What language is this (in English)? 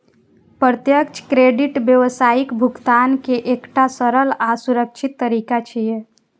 Maithili